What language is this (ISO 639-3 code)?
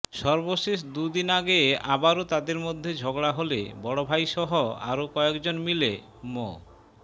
ben